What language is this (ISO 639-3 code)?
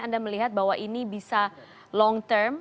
ind